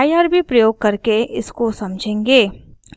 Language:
Hindi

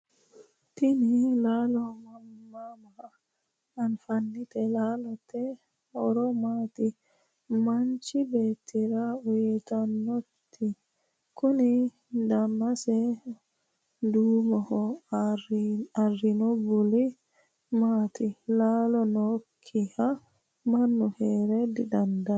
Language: Sidamo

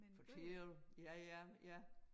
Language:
Danish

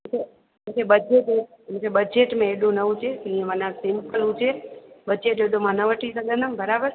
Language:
Sindhi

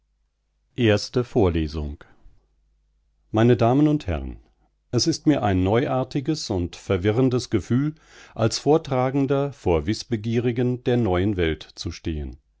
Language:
German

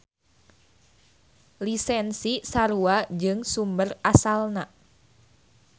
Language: Sundanese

